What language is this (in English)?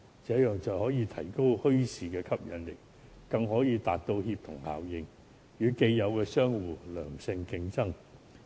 Cantonese